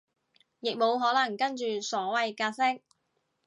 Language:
Cantonese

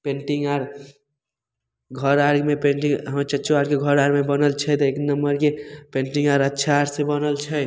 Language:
Maithili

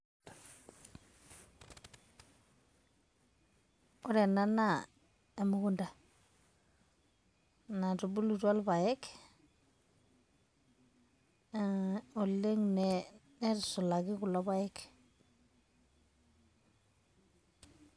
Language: Masai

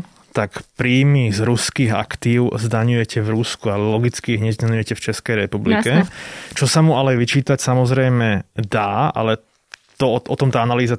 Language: Slovak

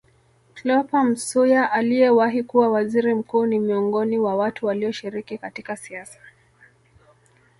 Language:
Swahili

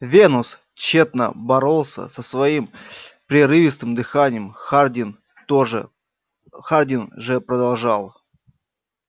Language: Russian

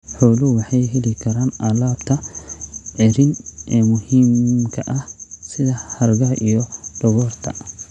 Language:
Somali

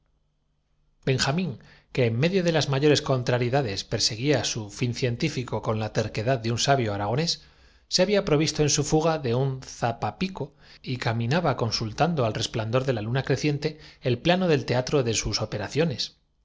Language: Spanish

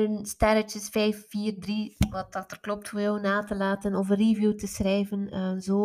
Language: Dutch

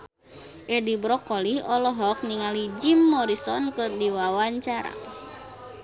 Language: Sundanese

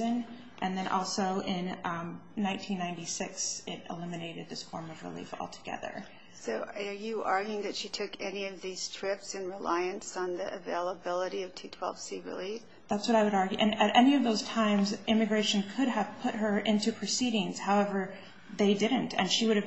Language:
English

